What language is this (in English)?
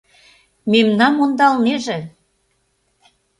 Mari